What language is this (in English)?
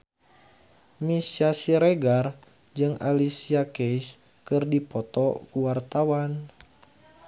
Sundanese